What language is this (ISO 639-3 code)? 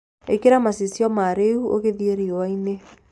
kik